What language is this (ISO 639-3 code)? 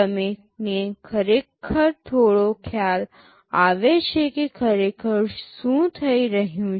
guj